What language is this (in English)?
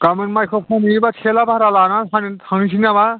Bodo